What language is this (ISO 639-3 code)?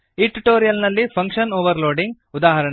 kan